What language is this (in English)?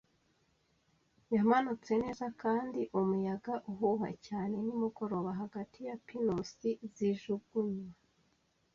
Kinyarwanda